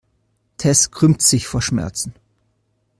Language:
German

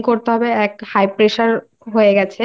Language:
Bangla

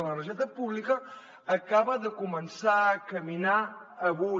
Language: Catalan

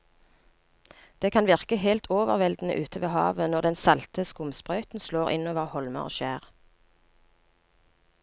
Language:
Norwegian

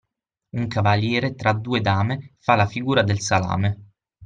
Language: Italian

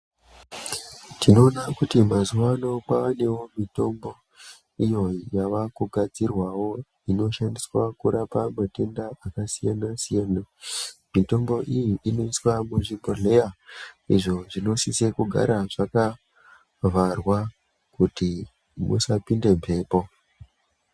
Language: Ndau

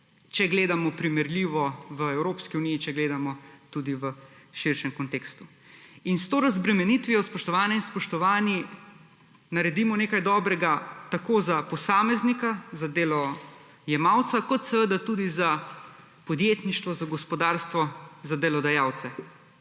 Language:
Slovenian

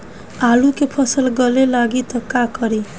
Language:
Bhojpuri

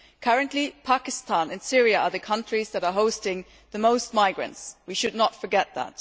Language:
English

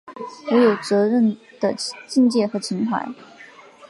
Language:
Chinese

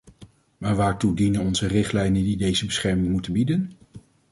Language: Dutch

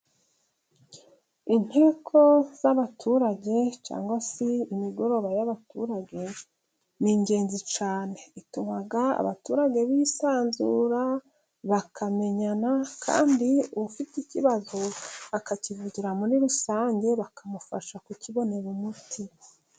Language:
Kinyarwanda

